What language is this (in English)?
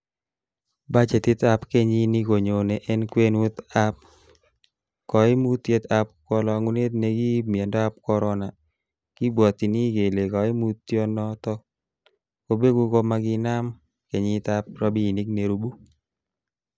Kalenjin